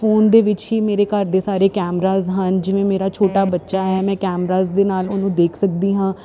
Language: Punjabi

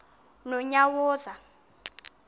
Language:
Xhosa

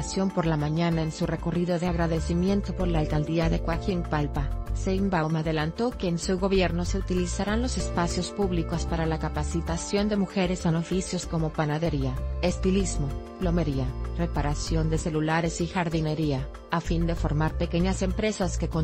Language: Spanish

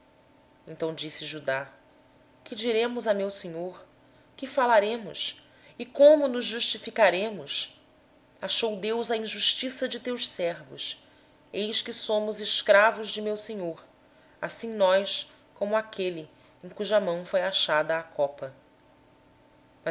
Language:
Portuguese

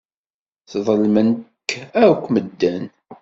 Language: Kabyle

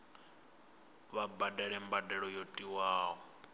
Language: Venda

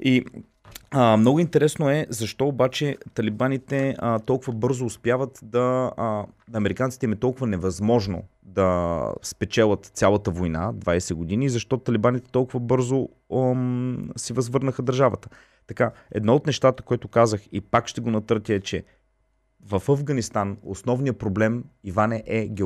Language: Bulgarian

